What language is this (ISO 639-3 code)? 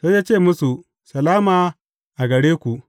hau